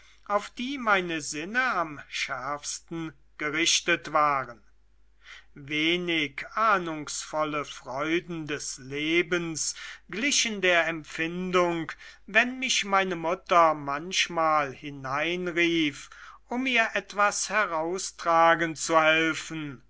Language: German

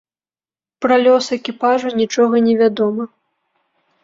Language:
Belarusian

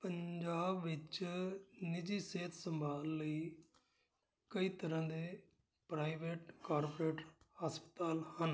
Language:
Punjabi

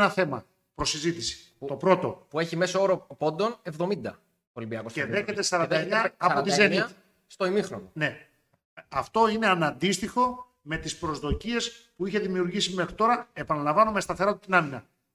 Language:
Greek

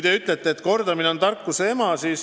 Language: Estonian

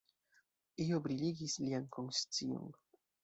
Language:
Esperanto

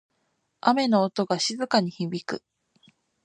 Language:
Japanese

